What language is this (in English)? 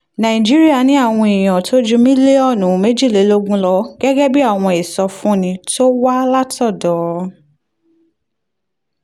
Yoruba